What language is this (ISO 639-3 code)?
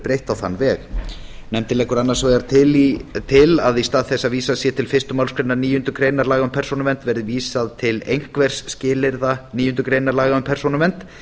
isl